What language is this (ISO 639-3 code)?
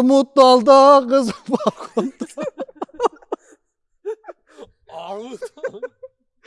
tur